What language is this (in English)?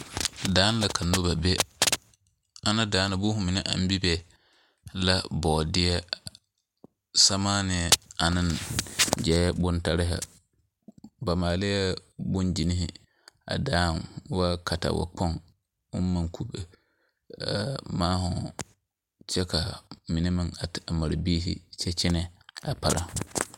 Southern Dagaare